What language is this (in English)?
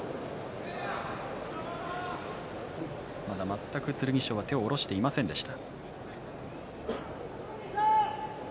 Japanese